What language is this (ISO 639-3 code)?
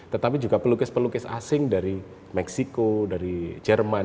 ind